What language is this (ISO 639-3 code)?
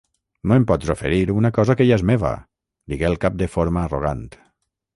cat